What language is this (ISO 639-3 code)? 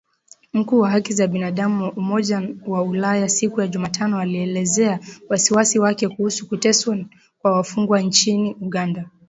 swa